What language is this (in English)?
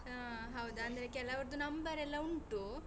Kannada